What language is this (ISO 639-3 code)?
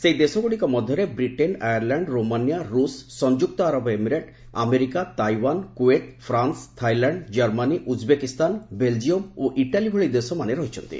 ori